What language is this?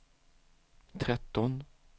Swedish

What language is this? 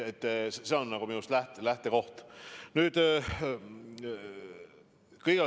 Estonian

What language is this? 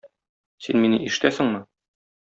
Tatar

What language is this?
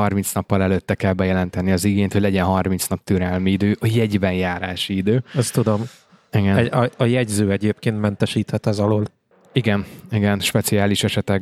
Hungarian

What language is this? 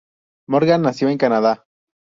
Spanish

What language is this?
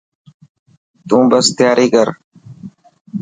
Dhatki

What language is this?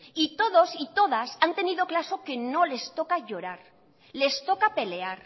Spanish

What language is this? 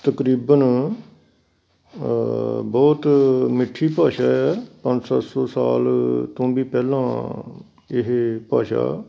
Punjabi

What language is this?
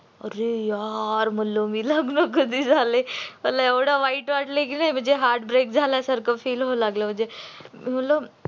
Marathi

